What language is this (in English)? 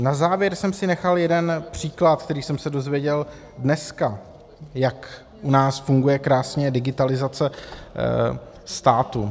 Czech